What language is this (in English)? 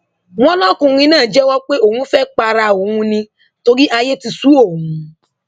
Yoruba